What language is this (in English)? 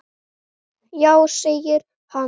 Icelandic